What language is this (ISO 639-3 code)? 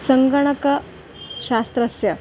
san